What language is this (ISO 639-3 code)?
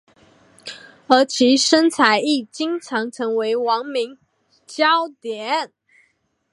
zho